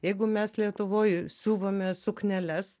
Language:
Lithuanian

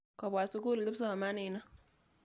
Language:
Kalenjin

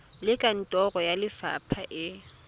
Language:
Tswana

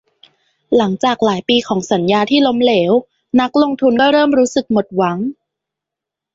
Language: Thai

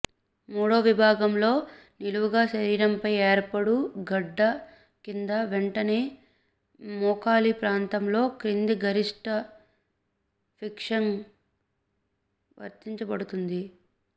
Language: Telugu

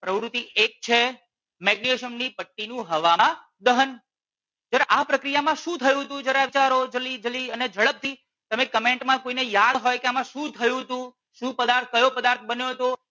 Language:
Gujarati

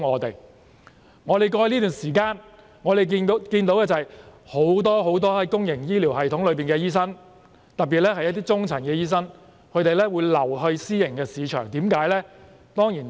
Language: Cantonese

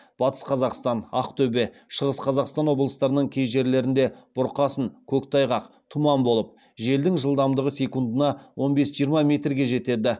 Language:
Kazakh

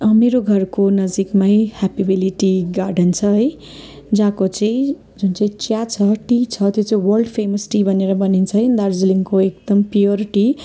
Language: Nepali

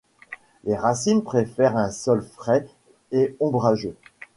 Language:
French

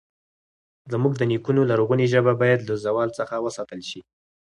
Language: Pashto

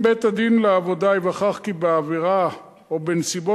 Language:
Hebrew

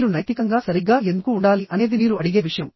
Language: Telugu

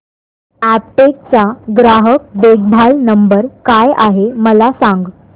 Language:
Marathi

